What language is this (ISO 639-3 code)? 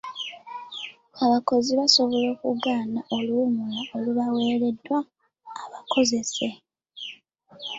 lug